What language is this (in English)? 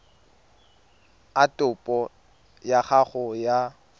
Tswana